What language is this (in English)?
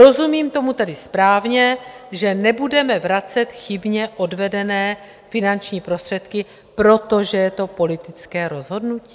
Czech